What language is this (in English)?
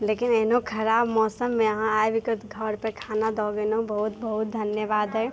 Maithili